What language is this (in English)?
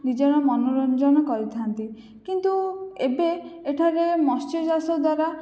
Odia